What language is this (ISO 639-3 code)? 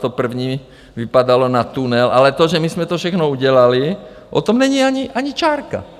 ces